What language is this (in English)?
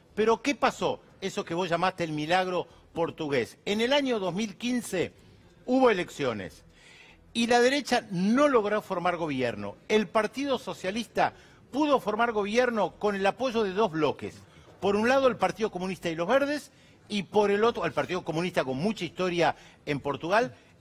Spanish